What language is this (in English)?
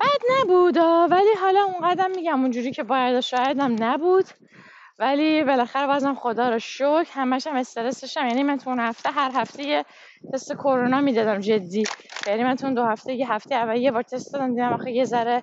Persian